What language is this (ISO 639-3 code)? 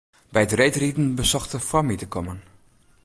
fry